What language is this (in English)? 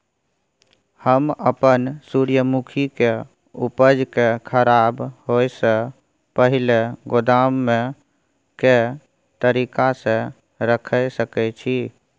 Maithili